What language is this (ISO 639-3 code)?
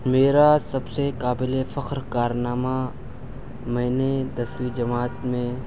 urd